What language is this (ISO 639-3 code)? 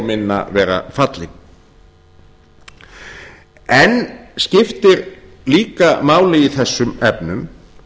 isl